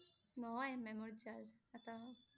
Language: Assamese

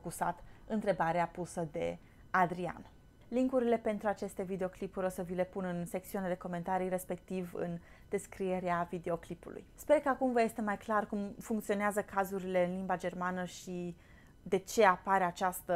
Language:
Romanian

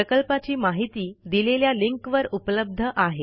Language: Marathi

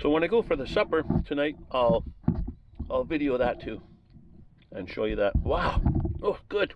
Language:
English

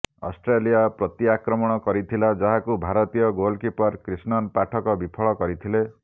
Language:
Odia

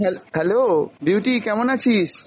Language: Bangla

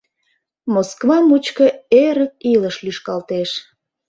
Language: Mari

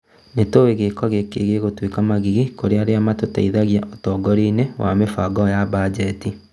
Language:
Kikuyu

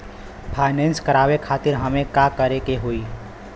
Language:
Bhojpuri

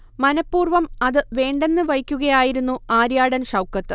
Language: Malayalam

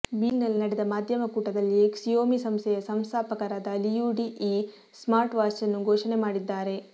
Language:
Kannada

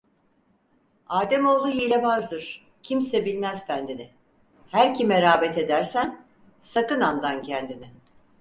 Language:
Turkish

